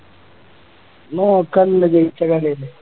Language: Malayalam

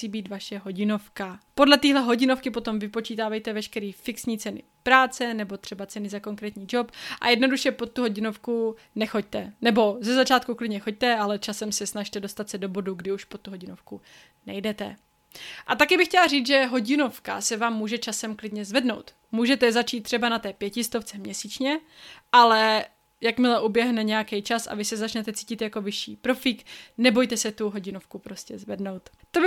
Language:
Czech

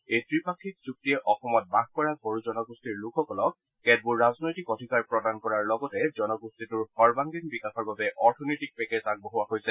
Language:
Assamese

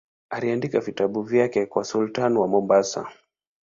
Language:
Swahili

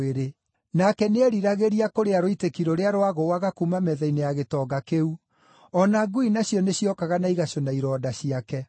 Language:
Kikuyu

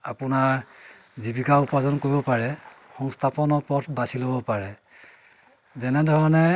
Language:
Assamese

